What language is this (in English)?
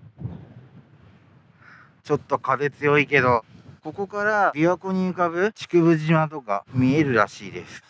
Japanese